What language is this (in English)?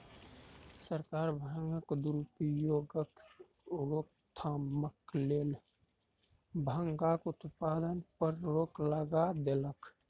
Maithili